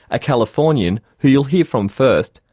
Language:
English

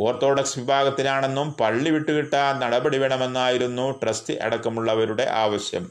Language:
Malayalam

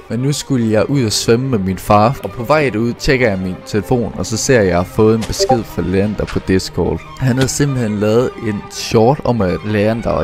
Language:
Danish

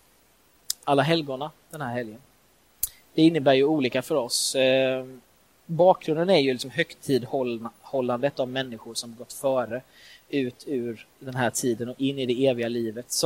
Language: Swedish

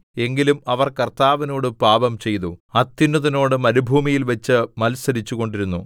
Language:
Malayalam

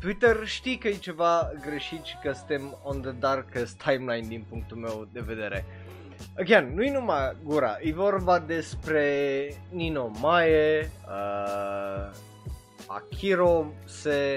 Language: Romanian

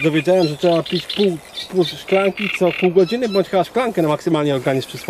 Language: Polish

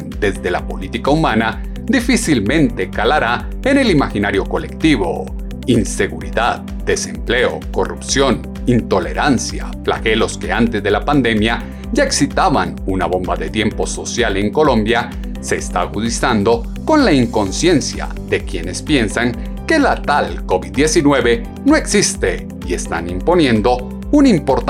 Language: Spanish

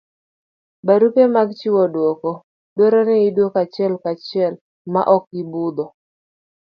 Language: Luo (Kenya and Tanzania)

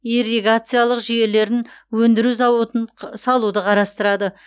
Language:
Kazakh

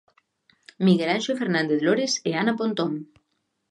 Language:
Galician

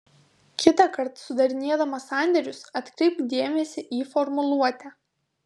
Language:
Lithuanian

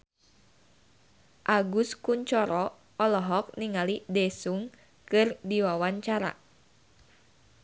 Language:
Sundanese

